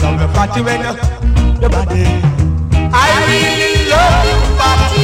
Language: English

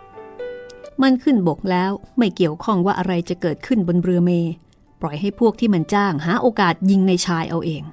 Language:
Thai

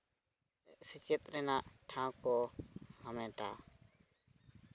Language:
Santali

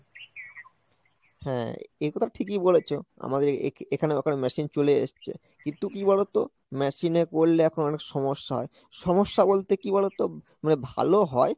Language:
Bangla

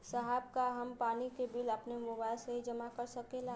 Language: Bhojpuri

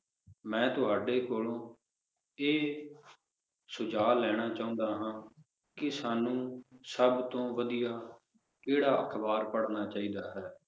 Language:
Punjabi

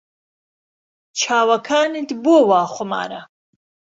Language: Central Kurdish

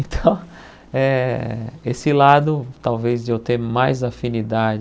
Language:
Portuguese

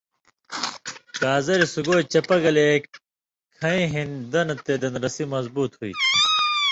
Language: Indus Kohistani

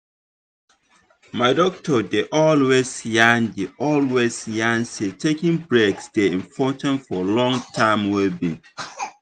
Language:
Nigerian Pidgin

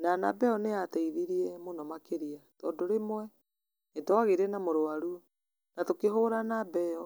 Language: Kikuyu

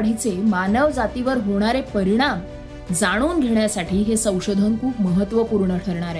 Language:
Marathi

